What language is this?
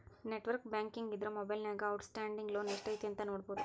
Kannada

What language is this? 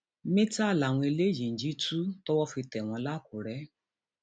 Yoruba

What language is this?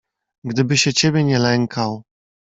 Polish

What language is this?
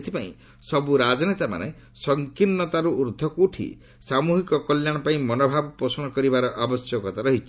Odia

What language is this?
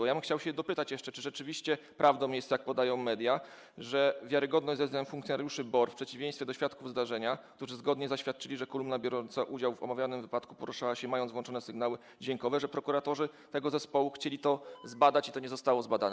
Polish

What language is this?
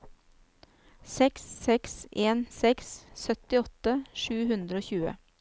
Norwegian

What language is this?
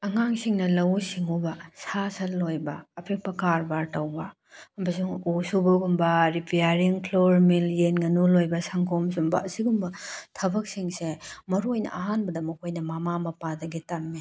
Manipuri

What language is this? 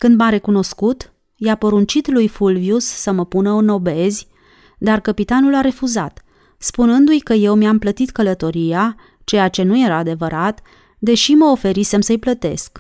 Romanian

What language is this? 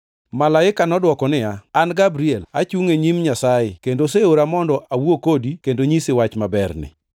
Luo (Kenya and Tanzania)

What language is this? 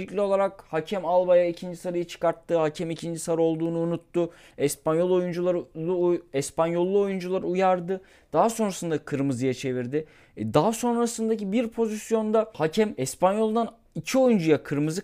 Turkish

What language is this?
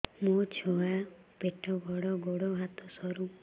Odia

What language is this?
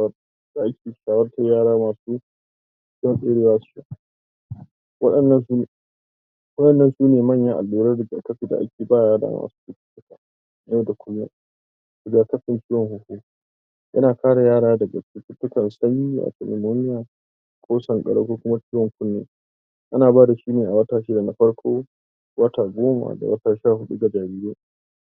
Hausa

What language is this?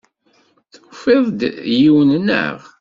Kabyle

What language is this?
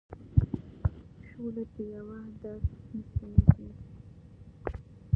Pashto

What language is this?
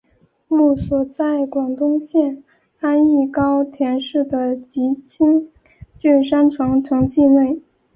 Chinese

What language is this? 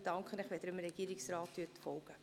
Swiss German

